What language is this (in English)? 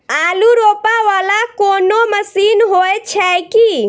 Maithili